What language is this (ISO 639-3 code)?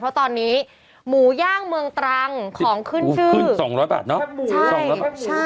tha